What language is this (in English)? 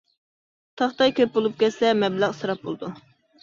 Uyghur